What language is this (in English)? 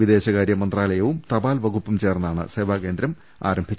Malayalam